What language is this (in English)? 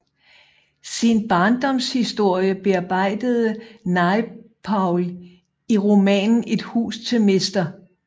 Danish